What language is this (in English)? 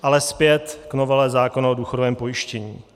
Czech